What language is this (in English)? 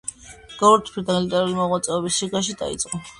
Georgian